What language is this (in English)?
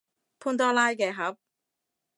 Cantonese